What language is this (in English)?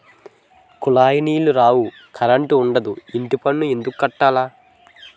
Telugu